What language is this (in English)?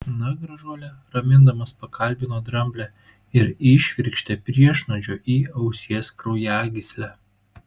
Lithuanian